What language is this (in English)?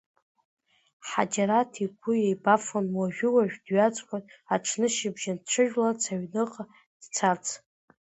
Abkhazian